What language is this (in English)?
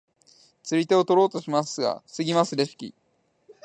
Japanese